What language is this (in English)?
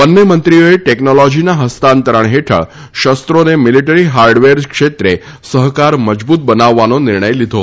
Gujarati